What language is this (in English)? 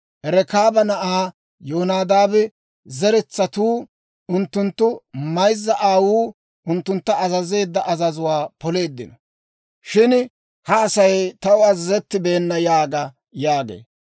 Dawro